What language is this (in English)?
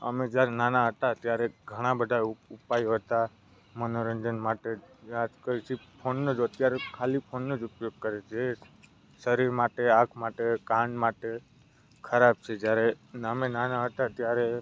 Gujarati